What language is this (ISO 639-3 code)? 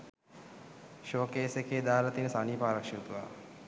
sin